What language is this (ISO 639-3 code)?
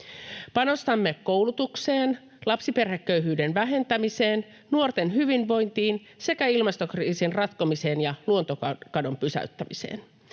fin